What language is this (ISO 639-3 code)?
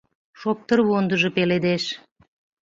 chm